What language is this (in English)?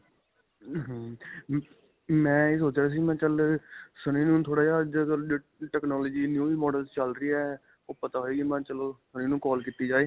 Punjabi